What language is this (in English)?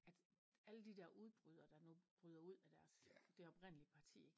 Danish